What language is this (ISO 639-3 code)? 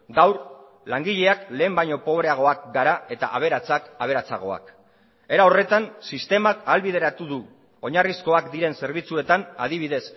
eus